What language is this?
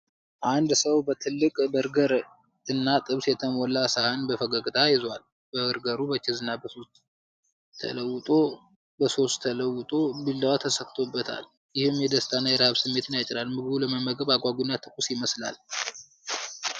Amharic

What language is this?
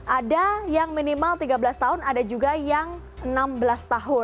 Indonesian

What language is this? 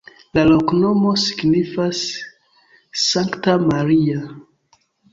Esperanto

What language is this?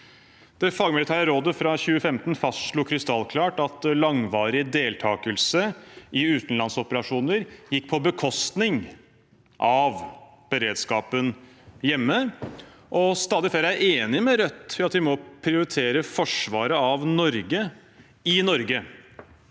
Norwegian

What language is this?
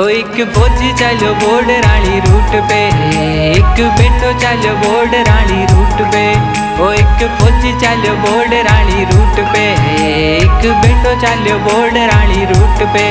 Hindi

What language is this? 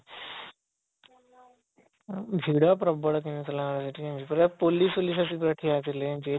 Odia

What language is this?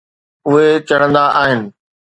Sindhi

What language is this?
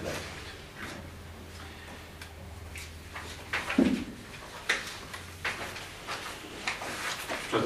Polish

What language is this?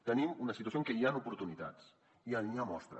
Catalan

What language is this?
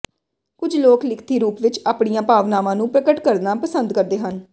Punjabi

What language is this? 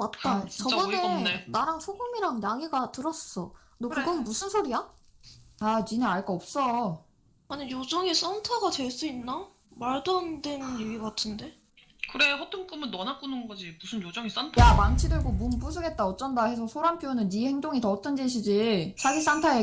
Korean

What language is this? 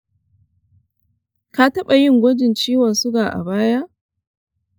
Hausa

